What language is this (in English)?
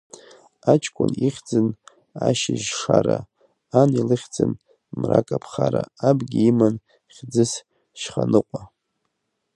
Abkhazian